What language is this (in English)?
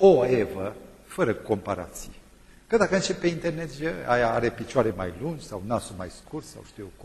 Romanian